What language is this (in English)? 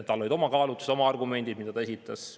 Estonian